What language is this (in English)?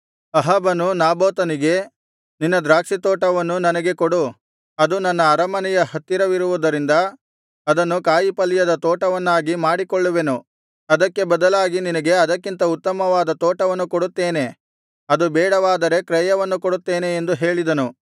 Kannada